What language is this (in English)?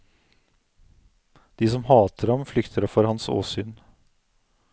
Norwegian